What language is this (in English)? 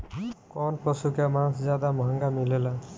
Bhojpuri